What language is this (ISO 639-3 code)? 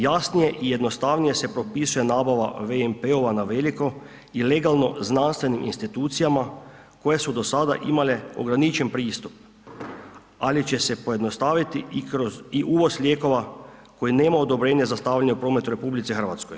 hrv